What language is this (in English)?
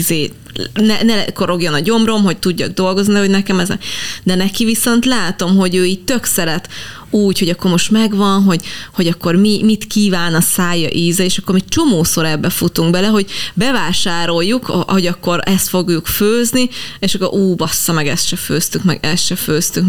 Hungarian